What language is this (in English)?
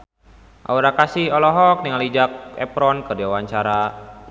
Sundanese